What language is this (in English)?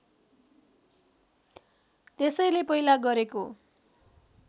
Nepali